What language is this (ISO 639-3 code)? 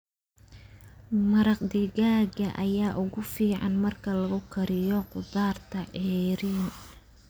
som